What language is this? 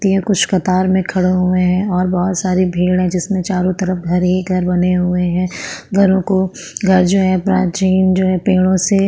Hindi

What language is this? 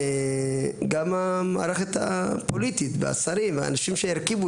Hebrew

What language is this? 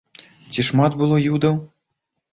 Belarusian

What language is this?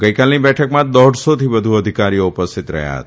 Gujarati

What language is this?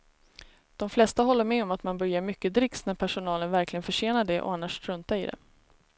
Swedish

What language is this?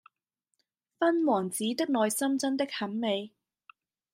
Cantonese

